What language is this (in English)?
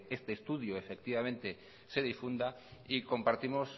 Spanish